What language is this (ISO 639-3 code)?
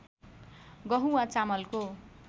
nep